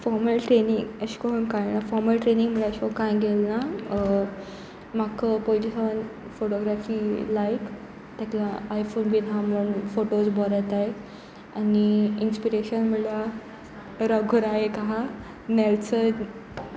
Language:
Konkani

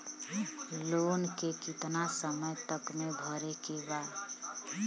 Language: Bhojpuri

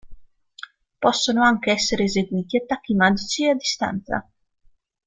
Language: Italian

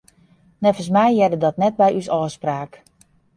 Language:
Western Frisian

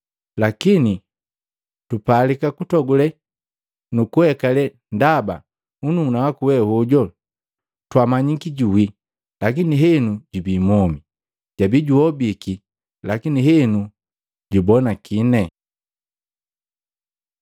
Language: Matengo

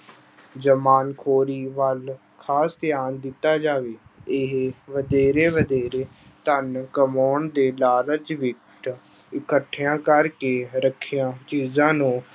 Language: Punjabi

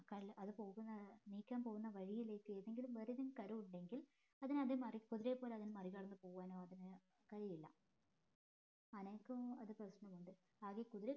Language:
Malayalam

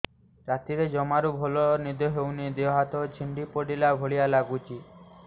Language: Odia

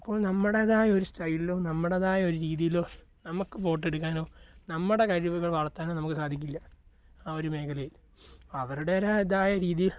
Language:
Malayalam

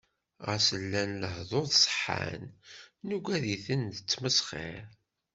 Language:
Kabyle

